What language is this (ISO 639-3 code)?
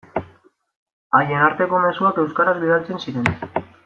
eus